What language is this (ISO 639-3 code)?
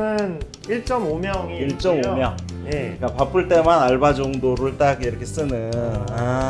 kor